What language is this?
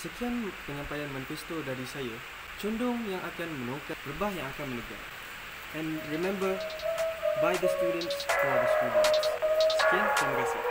Malay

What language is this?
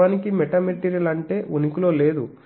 Telugu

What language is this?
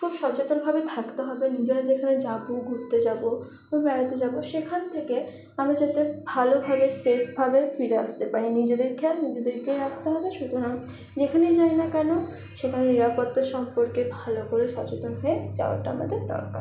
Bangla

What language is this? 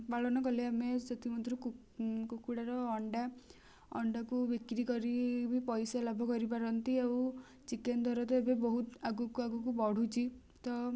Odia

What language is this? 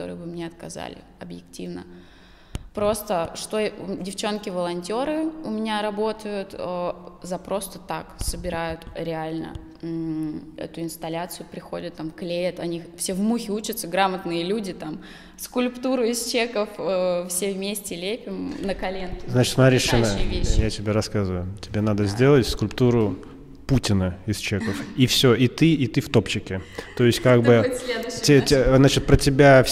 Russian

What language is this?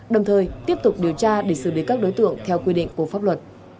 Vietnamese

